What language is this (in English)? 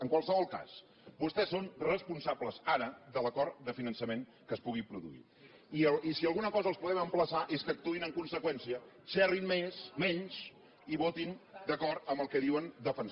Catalan